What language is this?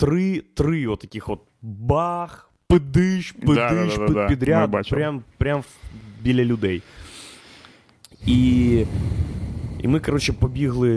Ukrainian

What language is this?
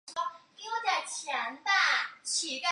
Chinese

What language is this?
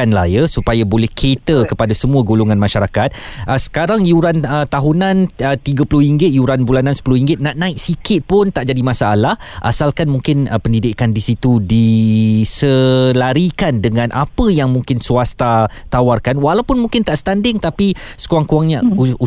Malay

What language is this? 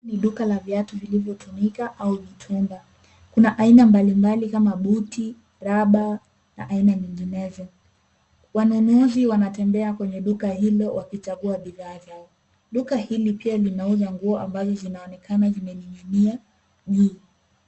Swahili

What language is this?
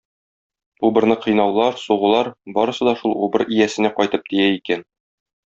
Tatar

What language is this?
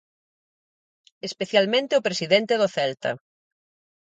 Galician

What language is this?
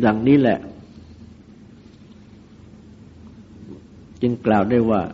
Thai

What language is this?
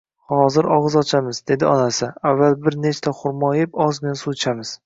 Uzbek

